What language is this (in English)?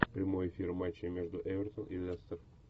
Russian